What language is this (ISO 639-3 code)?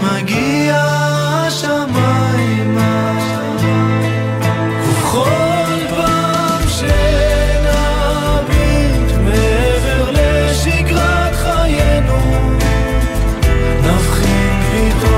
heb